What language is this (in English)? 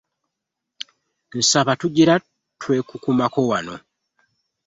Ganda